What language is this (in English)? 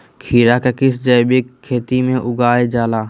Magahi